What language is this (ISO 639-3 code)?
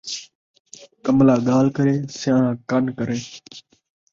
skr